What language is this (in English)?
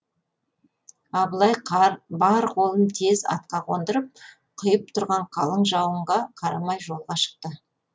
Kazakh